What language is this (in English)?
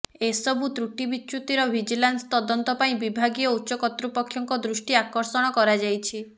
Odia